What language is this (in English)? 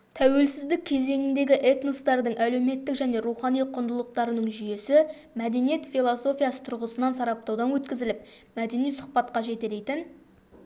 Kazakh